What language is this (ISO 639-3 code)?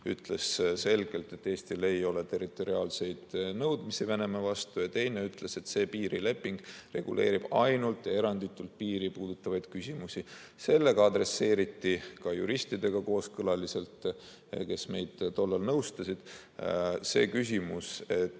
est